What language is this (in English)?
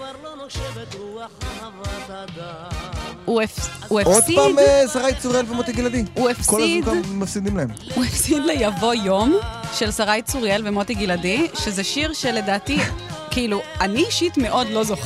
Hebrew